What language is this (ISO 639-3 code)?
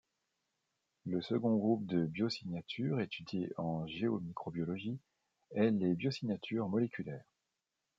fra